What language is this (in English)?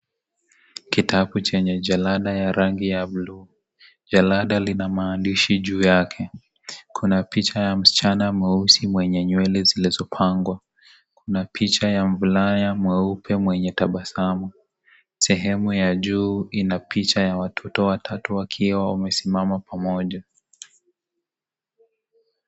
Swahili